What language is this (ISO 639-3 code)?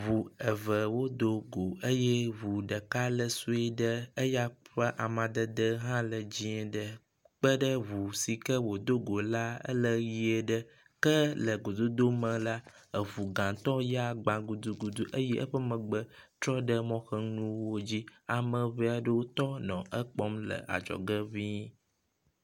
ewe